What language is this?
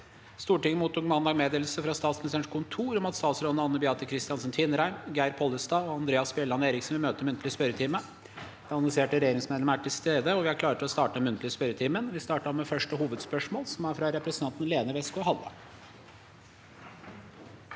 Norwegian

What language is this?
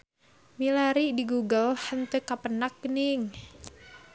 Sundanese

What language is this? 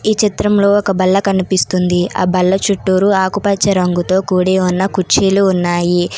Telugu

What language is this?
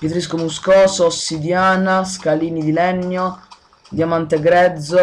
Italian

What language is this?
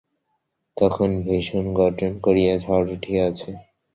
Bangla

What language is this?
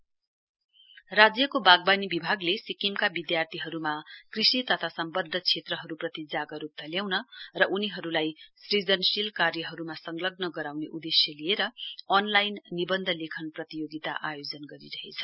Nepali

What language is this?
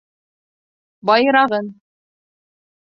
Bashkir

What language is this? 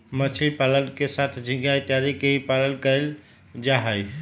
Magahi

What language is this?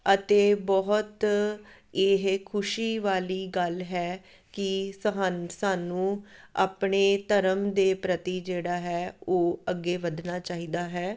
Punjabi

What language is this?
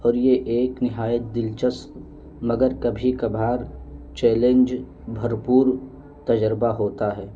Urdu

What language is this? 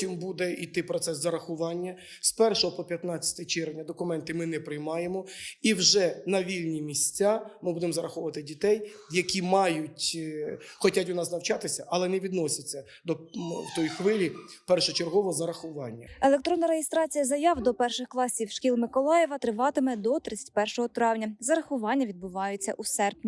Ukrainian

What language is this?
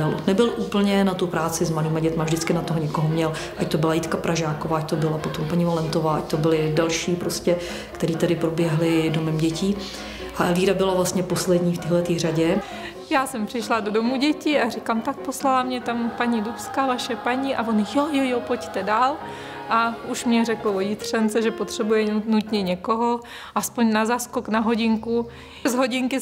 Czech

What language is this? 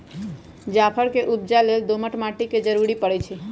Magahi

